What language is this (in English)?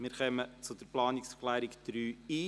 Swiss German